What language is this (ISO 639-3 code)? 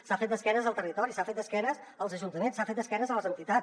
cat